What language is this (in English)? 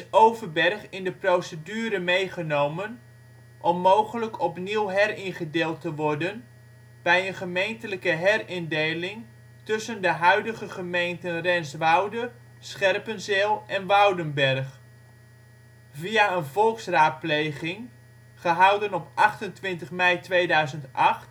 Dutch